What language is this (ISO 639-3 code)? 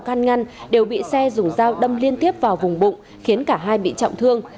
vie